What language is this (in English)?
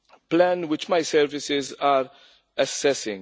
English